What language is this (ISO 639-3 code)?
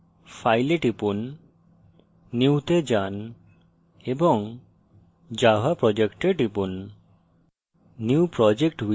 ben